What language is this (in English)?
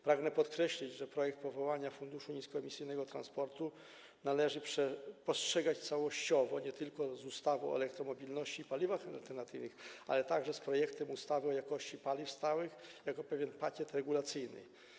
Polish